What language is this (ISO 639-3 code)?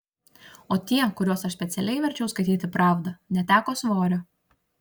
lit